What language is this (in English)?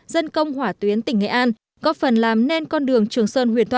Vietnamese